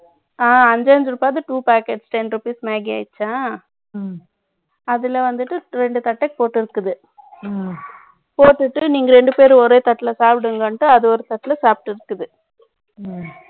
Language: Tamil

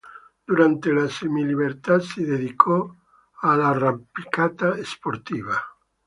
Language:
Italian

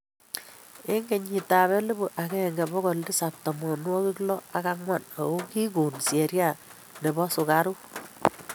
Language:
Kalenjin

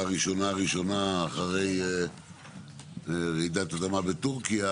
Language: Hebrew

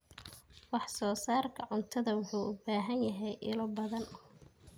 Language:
Somali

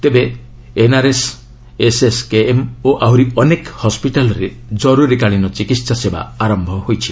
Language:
Odia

